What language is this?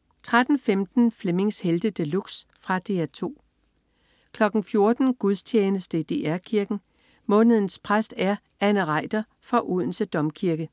Danish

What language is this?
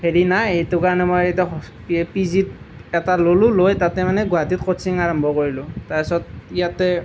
Assamese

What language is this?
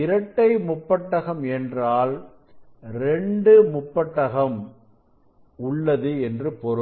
Tamil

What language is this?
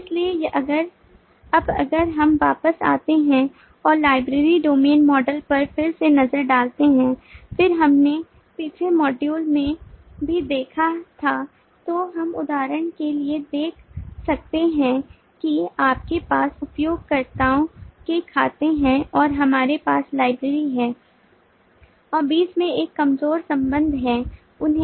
Hindi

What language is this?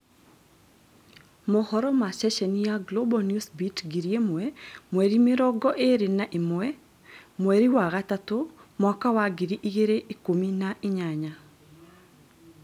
Kikuyu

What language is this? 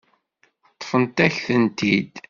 Kabyle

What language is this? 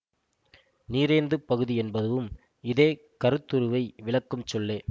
Tamil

